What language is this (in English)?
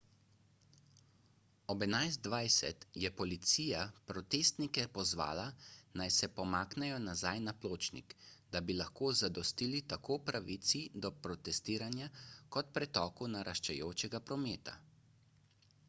Slovenian